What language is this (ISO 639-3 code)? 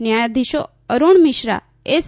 guj